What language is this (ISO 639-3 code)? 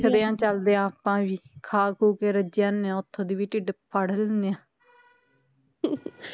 pan